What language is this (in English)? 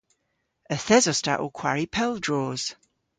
Cornish